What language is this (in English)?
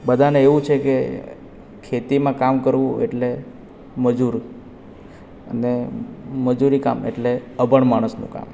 Gujarati